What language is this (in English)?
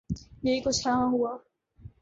Urdu